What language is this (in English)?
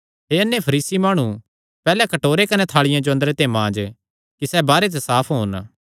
Kangri